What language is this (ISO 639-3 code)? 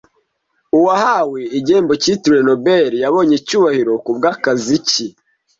kin